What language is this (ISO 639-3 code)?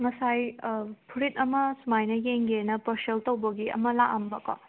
mni